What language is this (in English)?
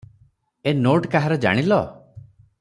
Odia